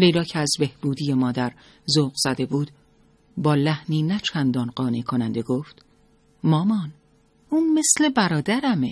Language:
Persian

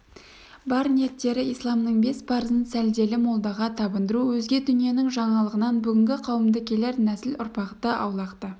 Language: Kazakh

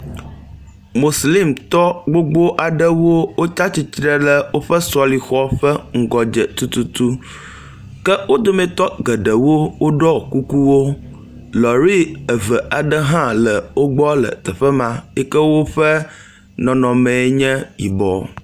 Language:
Ewe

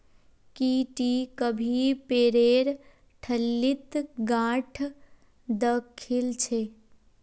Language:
Magahi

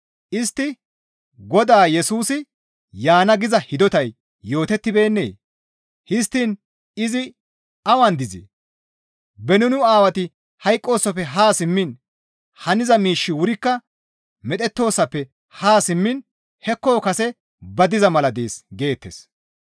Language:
Gamo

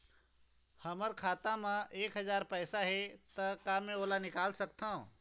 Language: Chhattisgarhi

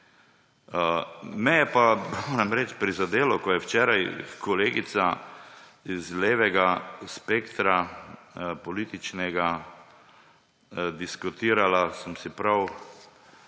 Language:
Slovenian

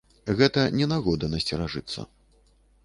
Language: Belarusian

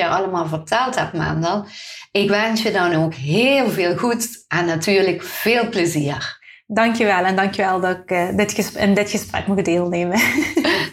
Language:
Dutch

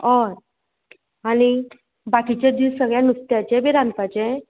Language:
Konkani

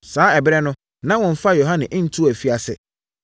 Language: Akan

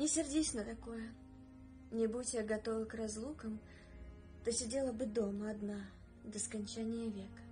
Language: Russian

